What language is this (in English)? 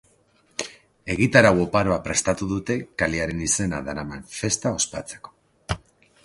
Basque